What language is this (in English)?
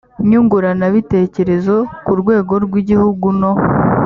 Kinyarwanda